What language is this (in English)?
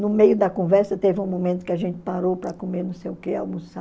Portuguese